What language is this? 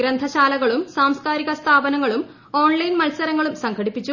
Malayalam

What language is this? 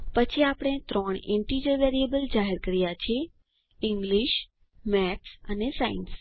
Gujarati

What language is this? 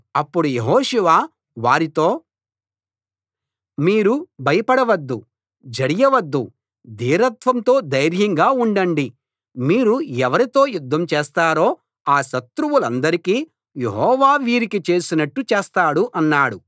Telugu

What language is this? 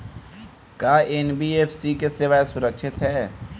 Bhojpuri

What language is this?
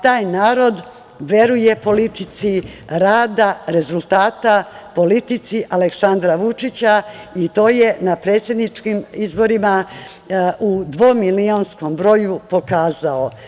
Serbian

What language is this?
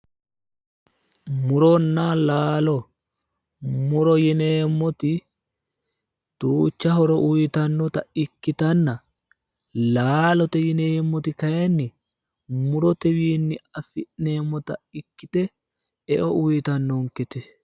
Sidamo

